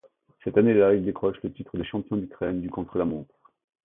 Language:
French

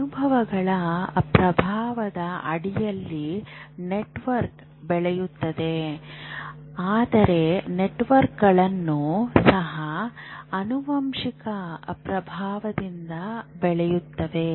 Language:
Kannada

